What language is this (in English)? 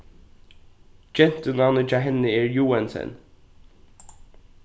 Faroese